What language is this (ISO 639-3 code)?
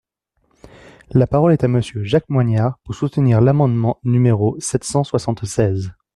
fra